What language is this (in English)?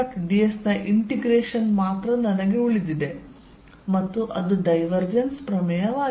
Kannada